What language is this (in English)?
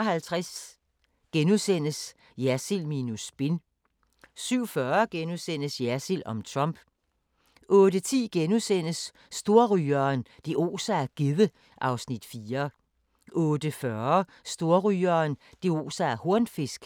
Danish